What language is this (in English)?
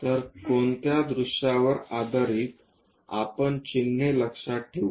Marathi